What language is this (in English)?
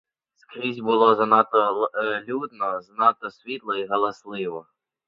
Ukrainian